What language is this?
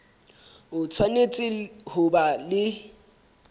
Southern Sotho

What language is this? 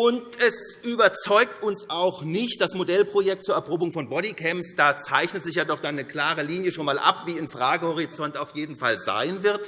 German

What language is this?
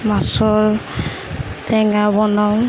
Assamese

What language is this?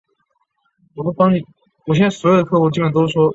Chinese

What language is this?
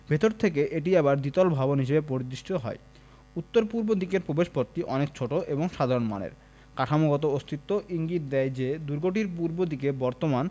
Bangla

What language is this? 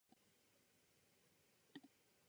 Japanese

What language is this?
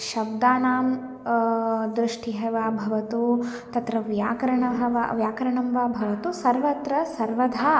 Sanskrit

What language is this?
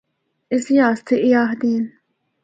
Northern Hindko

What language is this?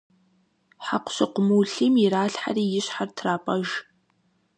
Kabardian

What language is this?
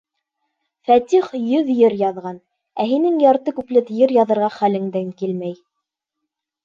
Bashkir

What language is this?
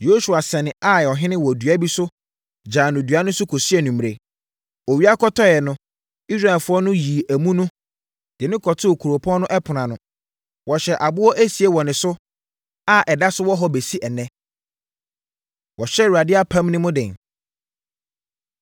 Akan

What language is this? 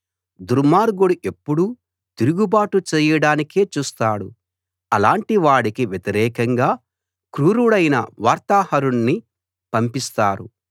Telugu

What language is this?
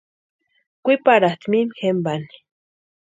Western Highland Purepecha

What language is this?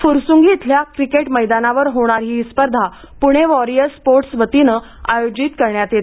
Marathi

